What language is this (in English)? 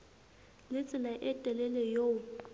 Southern Sotho